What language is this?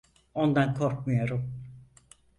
Turkish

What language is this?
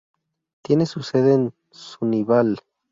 Spanish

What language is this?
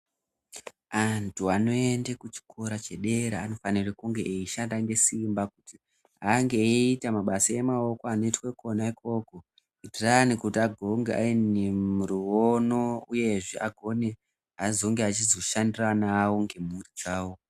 Ndau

